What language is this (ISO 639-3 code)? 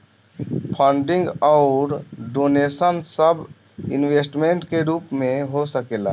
bho